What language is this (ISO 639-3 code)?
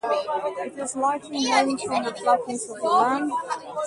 eng